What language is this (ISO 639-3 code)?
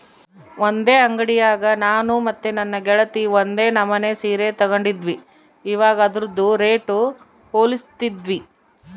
kan